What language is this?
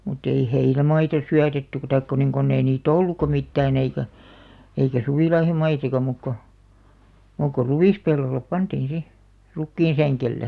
Finnish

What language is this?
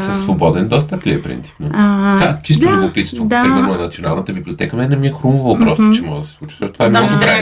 Bulgarian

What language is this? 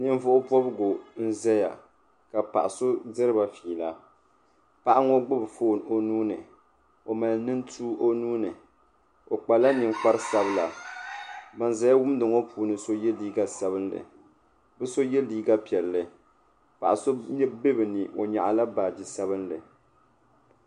Dagbani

